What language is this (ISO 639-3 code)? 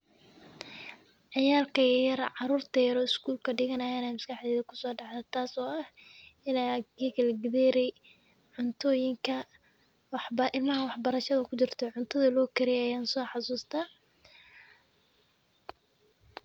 som